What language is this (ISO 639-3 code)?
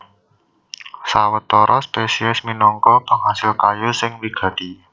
jav